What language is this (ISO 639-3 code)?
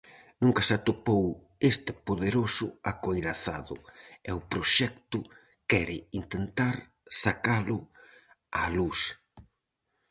glg